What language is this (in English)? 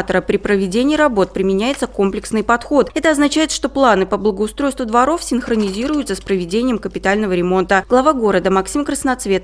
Russian